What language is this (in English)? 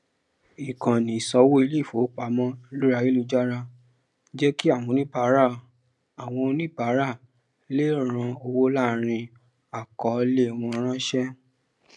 Yoruba